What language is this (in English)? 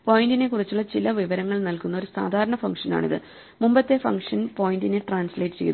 Malayalam